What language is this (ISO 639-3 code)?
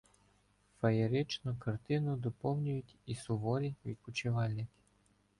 ukr